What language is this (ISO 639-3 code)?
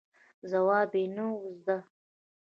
pus